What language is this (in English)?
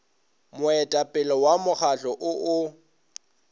Northern Sotho